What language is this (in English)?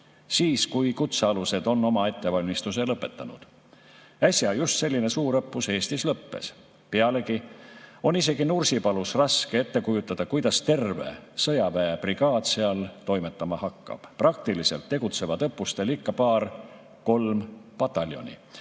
Estonian